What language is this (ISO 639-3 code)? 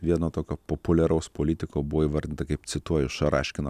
lit